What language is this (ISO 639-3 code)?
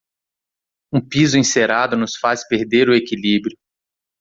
por